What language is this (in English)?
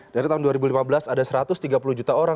Indonesian